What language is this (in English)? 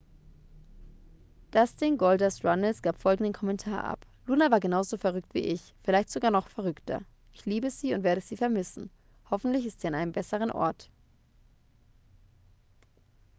German